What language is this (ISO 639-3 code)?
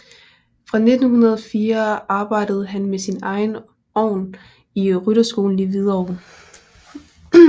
dan